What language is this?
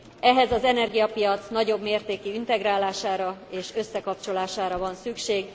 Hungarian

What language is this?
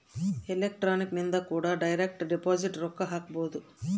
Kannada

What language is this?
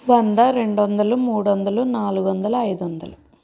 Telugu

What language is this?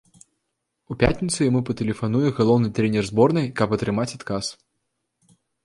Belarusian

